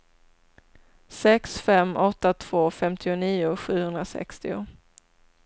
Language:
Swedish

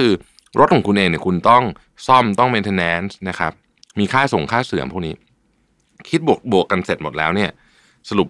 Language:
Thai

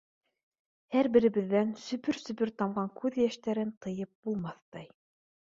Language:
Bashkir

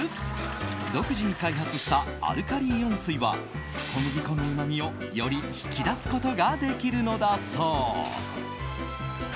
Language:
Japanese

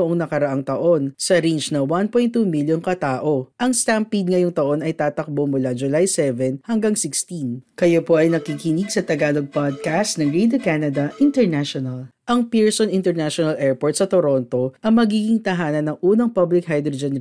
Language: Filipino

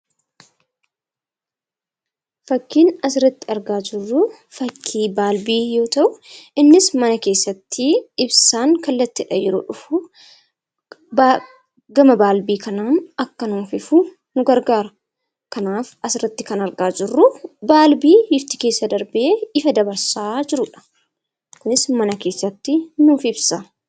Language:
Oromo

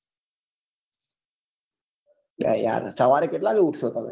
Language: Gujarati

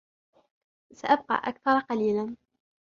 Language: Arabic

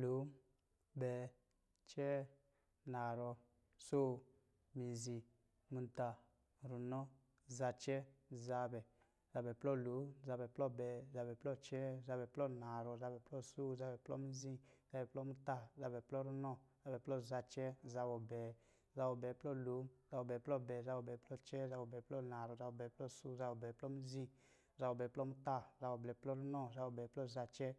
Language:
Lijili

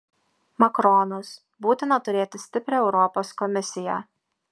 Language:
Lithuanian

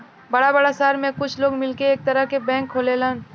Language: Bhojpuri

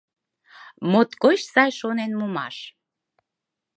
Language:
Mari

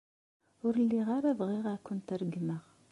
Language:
Kabyle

